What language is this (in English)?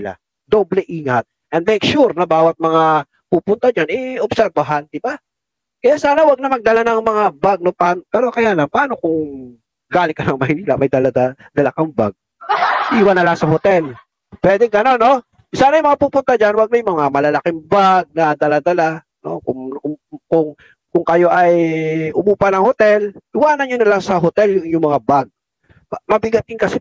Filipino